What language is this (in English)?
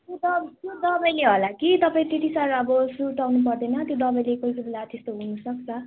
Nepali